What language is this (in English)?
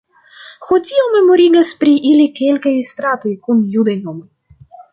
Esperanto